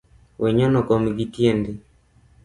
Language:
Luo (Kenya and Tanzania)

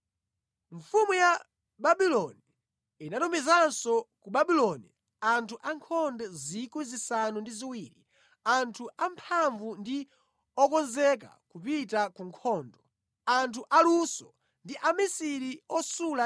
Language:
Nyanja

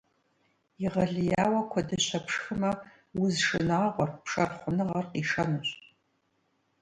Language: Kabardian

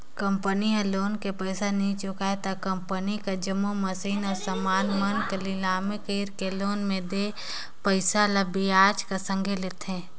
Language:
Chhattisgarhi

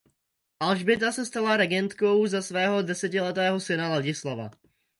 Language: Czech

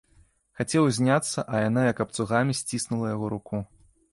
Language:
Belarusian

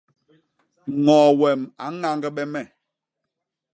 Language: Basaa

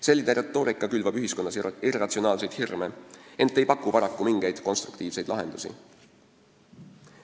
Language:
Estonian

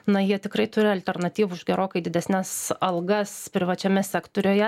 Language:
Lithuanian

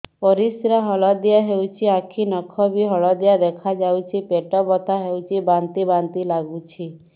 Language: Odia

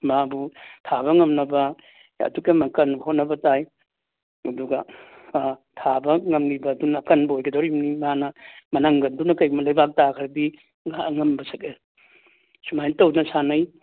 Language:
Manipuri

